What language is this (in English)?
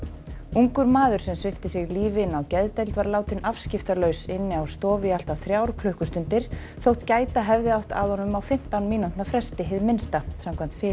Icelandic